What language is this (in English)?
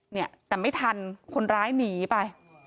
Thai